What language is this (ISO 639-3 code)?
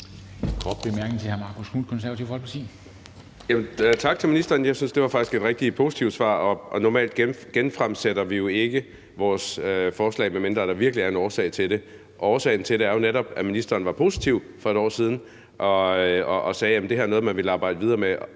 dan